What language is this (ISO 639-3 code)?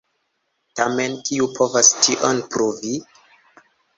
epo